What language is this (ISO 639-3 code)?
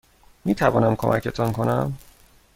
fas